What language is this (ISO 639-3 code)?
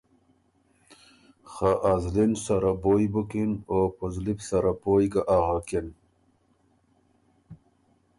oru